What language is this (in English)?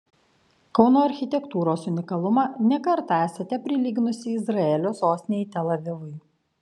Lithuanian